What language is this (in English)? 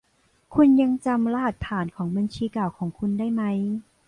Thai